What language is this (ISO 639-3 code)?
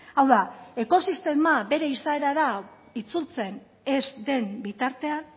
eus